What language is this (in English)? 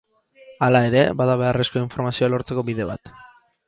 Basque